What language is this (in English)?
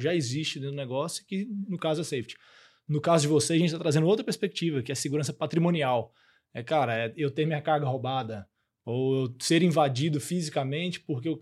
Portuguese